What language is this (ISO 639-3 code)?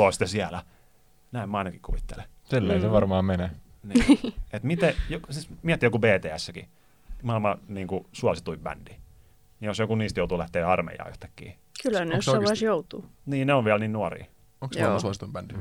fin